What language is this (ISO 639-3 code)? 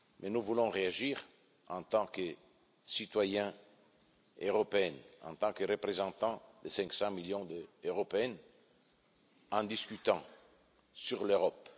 fra